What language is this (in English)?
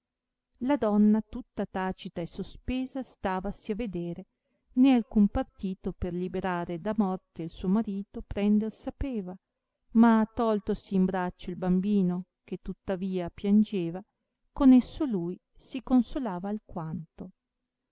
Italian